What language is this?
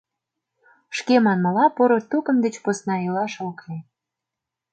Mari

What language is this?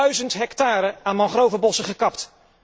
Dutch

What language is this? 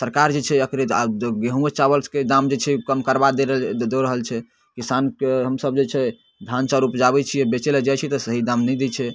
Maithili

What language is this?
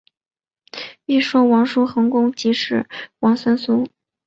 Chinese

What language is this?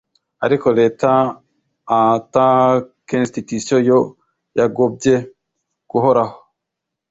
Kinyarwanda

